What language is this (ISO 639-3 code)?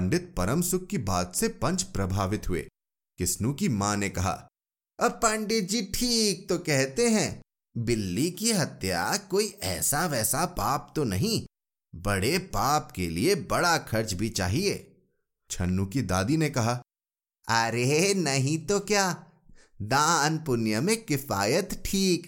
hin